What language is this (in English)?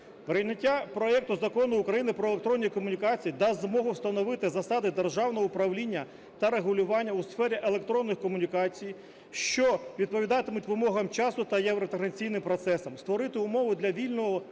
Ukrainian